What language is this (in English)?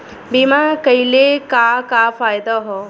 Bhojpuri